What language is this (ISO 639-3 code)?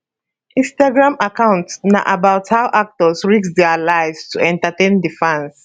pcm